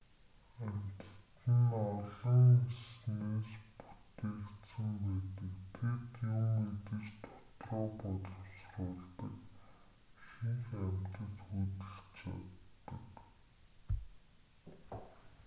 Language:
Mongolian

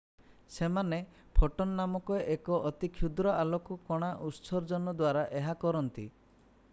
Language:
Odia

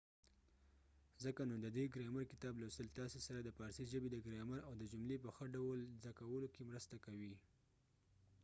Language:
Pashto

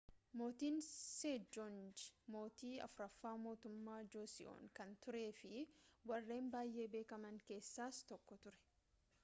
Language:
Oromo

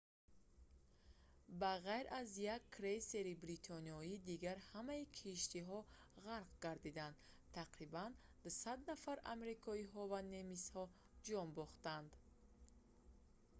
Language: Tajik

